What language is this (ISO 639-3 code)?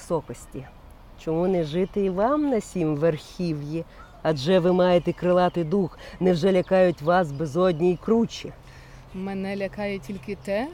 ukr